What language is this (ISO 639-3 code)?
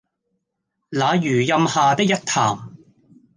yue